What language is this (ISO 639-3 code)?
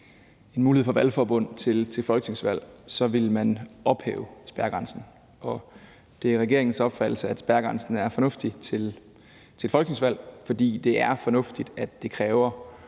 dan